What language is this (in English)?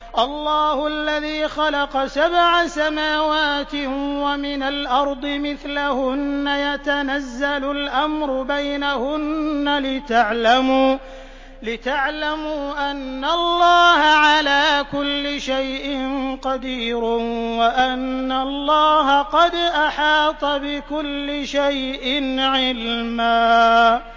Arabic